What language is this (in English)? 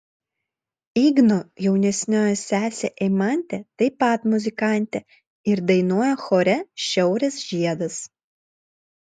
Lithuanian